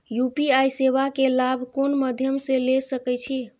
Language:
Maithili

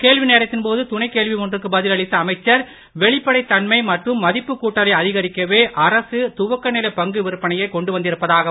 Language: Tamil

